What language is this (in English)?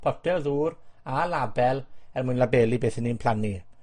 Welsh